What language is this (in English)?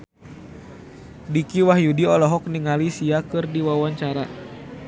Sundanese